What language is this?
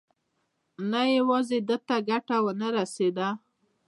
Pashto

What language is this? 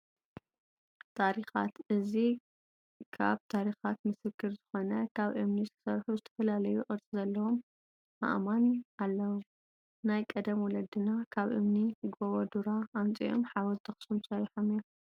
Tigrinya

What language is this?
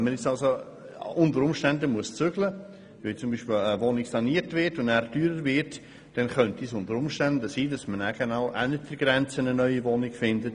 Swiss German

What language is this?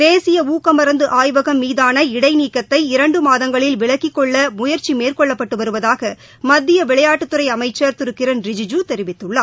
Tamil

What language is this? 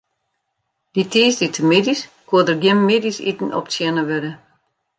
Western Frisian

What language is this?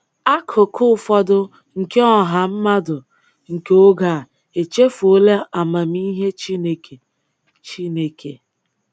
Igbo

